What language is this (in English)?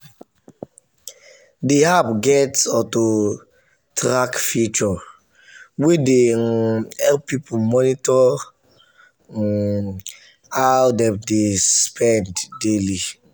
Nigerian Pidgin